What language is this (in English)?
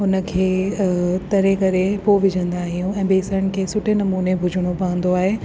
Sindhi